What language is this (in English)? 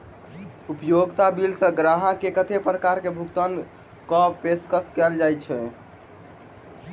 Maithili